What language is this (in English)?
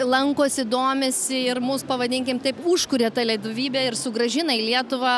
Lithuanian